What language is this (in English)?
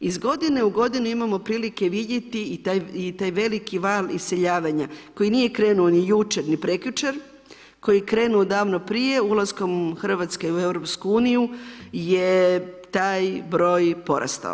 Croatian